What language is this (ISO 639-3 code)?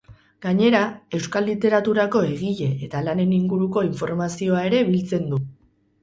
eus